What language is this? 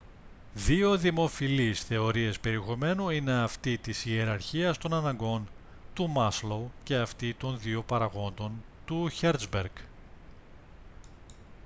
Greek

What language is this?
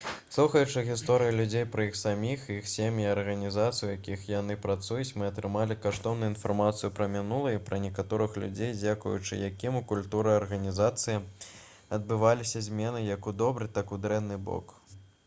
Belarusian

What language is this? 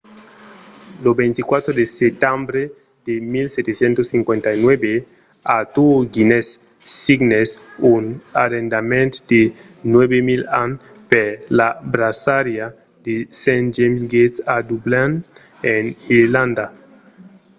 Occitan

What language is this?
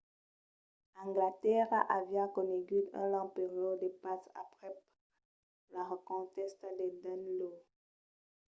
Occitan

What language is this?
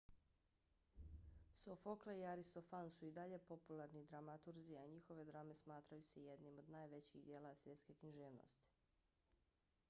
Bosnian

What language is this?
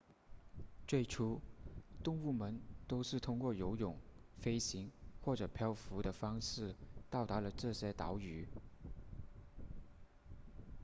Chinese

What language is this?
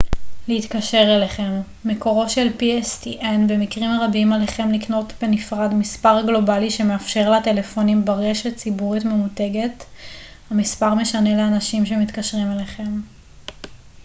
Hebrew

